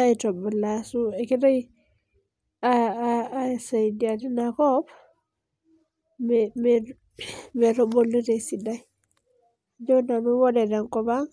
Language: Masai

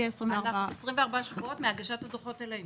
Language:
Hebrew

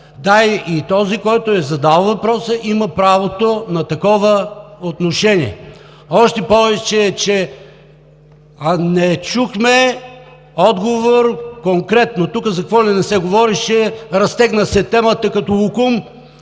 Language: Bulgarian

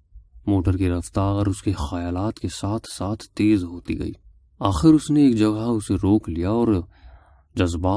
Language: Urdu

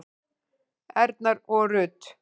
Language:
Icelandic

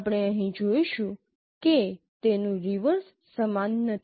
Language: Gujarati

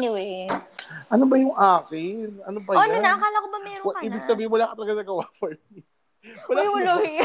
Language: Filipino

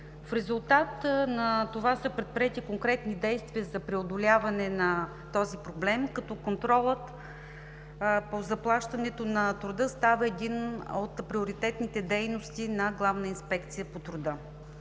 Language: Bulgarian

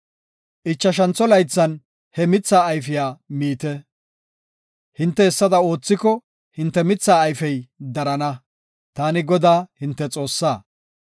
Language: Gofa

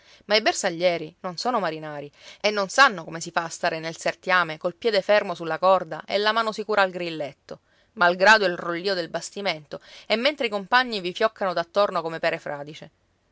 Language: Italian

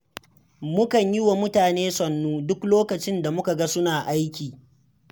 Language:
Hausa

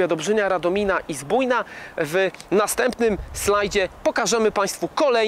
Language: Polish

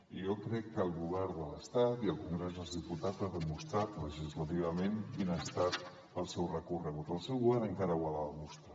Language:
Catalan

